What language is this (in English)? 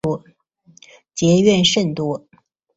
Chinese